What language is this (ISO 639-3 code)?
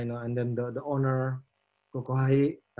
ind